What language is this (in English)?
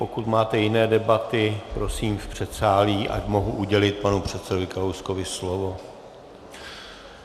Czech